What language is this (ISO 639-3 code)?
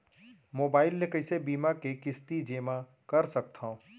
hne